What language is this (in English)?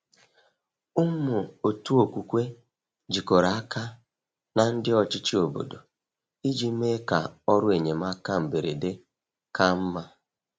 Igbo